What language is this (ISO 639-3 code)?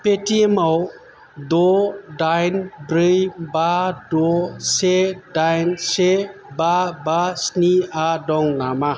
brx